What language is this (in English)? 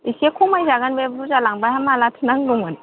Bodo